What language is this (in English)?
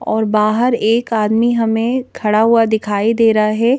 Hindi